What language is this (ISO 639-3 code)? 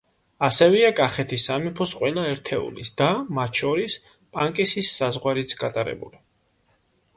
kat